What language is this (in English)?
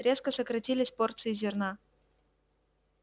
Russian